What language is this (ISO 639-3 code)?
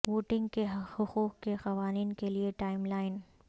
urd